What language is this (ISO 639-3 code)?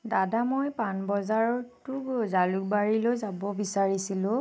asm